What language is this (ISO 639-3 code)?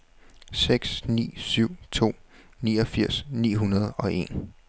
dan